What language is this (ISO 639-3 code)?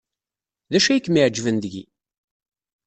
kab